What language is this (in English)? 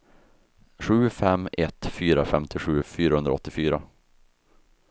Swedish